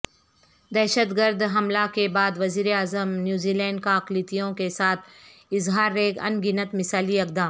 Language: Urdu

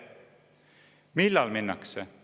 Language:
Estonian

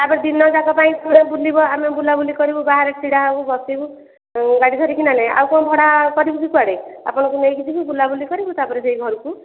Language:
Odia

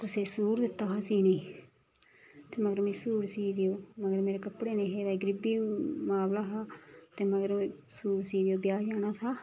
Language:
Dogri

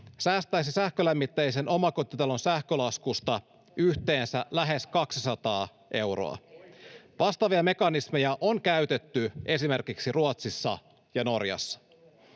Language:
Finnish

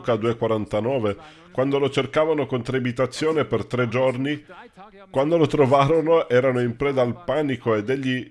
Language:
Italian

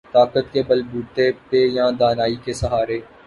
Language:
Urdu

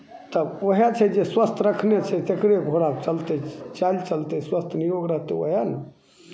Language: Maithili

